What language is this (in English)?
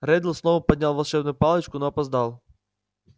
Russian